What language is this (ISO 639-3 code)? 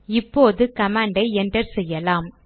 tam